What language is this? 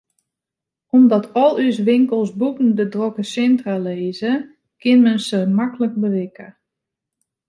Western Frisian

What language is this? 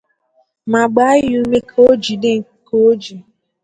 Igbo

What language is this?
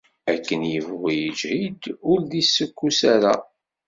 Kabyle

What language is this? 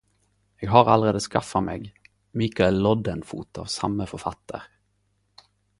Norwegian Nynorsk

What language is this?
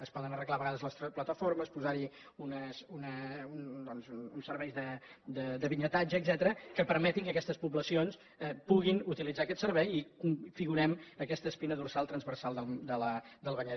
Catalan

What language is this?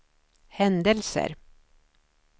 Swedish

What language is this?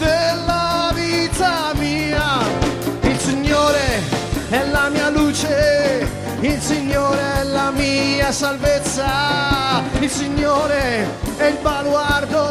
Italian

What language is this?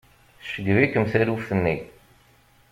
Kabyle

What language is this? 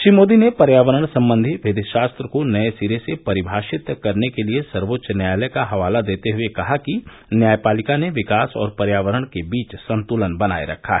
Hindi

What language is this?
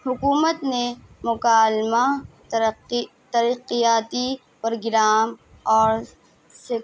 Urdu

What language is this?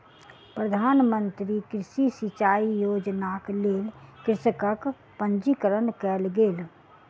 Maithili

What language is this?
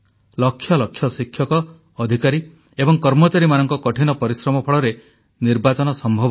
Odia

